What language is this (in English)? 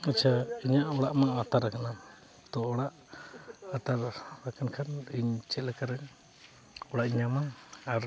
Santali